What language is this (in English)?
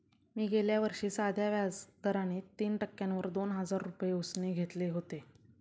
Marathi